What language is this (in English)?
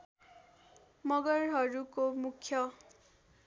Nepali